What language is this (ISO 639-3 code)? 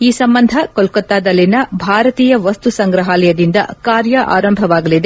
kan